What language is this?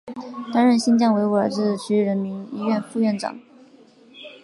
Chinese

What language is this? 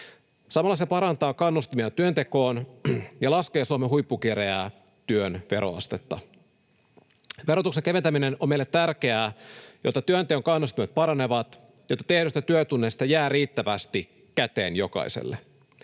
Finnish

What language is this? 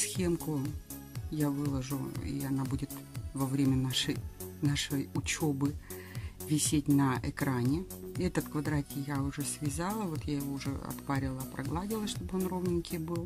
Russian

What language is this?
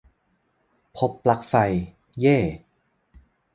Thai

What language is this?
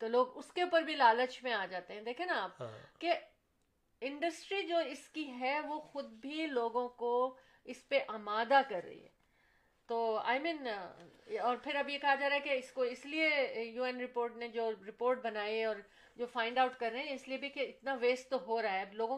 Urdu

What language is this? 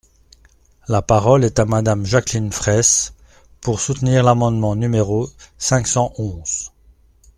French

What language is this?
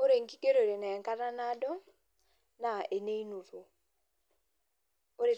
Masai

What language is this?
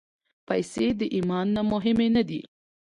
Pashto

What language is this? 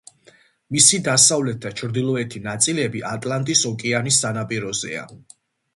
Georgian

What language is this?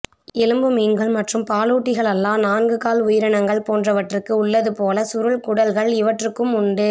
Tamil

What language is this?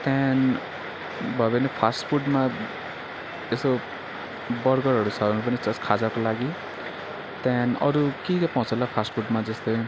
Nepali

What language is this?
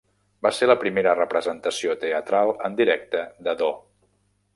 Catalan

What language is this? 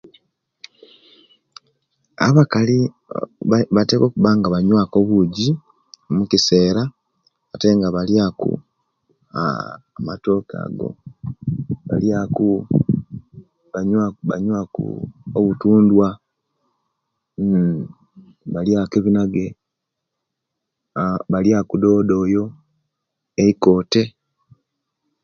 Kenyi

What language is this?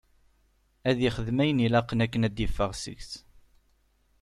Kabyle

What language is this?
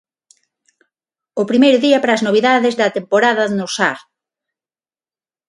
Galician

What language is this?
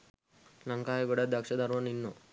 Sinhala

